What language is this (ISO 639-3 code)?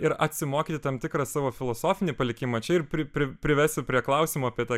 lit